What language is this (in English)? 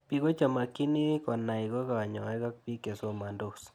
Kalenjin